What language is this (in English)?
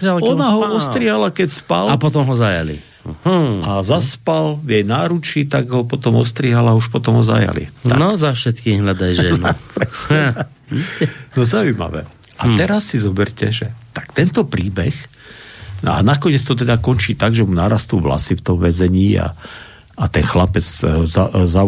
Slovak